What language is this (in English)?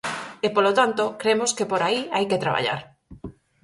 Galician